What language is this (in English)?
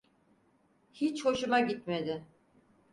Turkish